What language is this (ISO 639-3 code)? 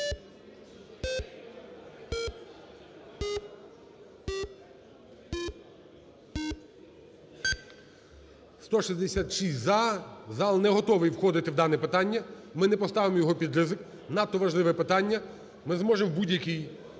ukr